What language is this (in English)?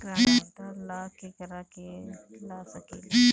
Bhojpuri